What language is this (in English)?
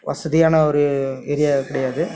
Tamil